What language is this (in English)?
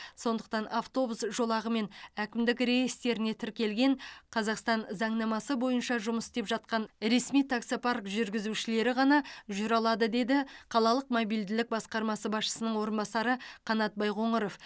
Kazakh